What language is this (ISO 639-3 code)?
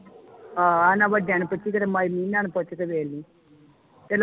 pan